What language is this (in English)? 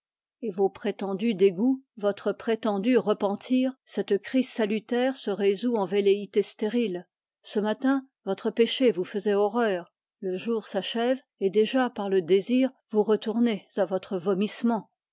French